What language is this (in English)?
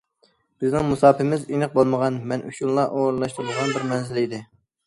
Uyghur